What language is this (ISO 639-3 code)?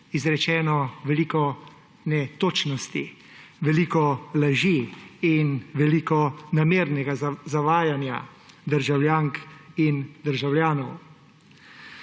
slv